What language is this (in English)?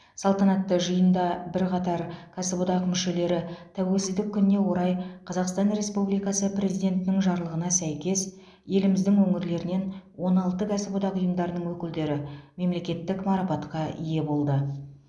Kazakh